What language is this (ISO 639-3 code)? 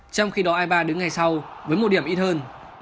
vie